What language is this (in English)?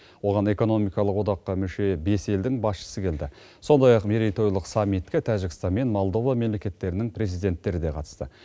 Kazakh